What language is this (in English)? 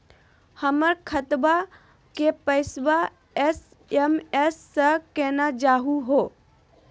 Magahi